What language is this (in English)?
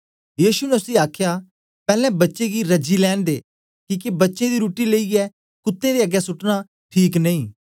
Dogri